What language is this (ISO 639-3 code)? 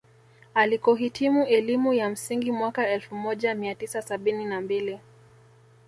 swa